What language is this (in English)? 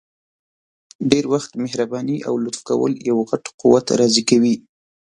Pashto